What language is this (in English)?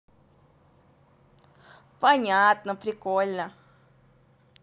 Russian